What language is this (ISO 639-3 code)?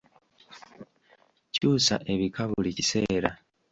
lug